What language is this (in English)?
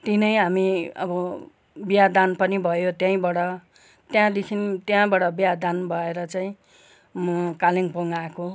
Nepali